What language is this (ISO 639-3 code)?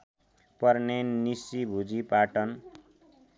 nep